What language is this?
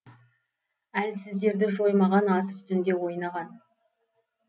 Kazakh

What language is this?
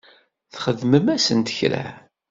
Kabyle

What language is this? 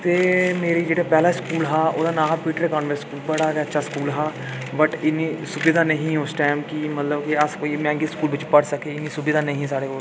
Dogri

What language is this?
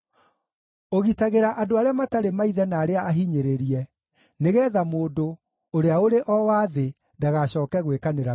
Kikuyu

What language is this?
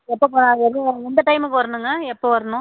Tamil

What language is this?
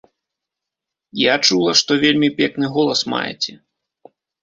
Belarusian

